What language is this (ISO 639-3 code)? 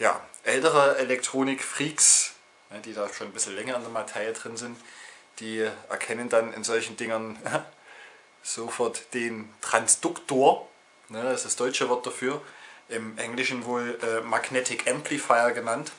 deu